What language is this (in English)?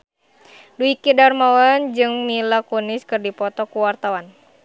Sundanese